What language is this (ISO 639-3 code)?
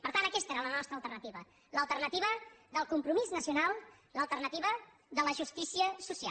cat